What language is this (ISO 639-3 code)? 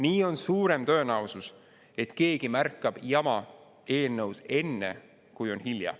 est